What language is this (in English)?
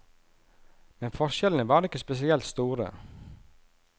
Norwegian